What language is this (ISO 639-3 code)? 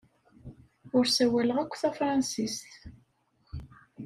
kab